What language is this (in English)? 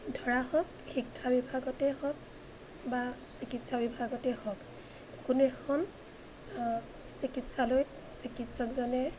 Assamese